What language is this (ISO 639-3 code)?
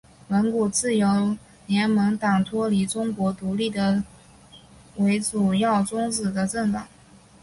zho